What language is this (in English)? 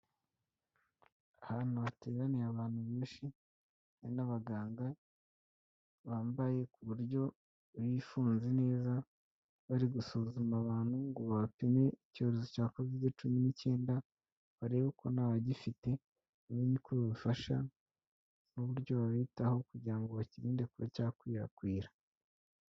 Kinyarwanda